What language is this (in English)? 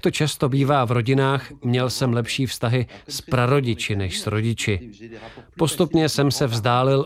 Czech